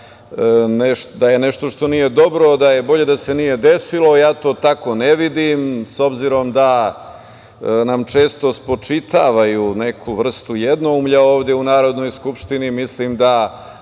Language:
Serbian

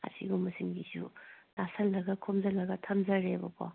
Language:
Manipuri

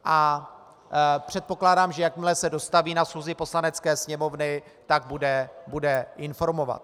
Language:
Czech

